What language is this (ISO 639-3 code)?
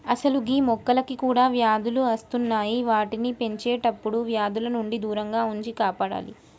tel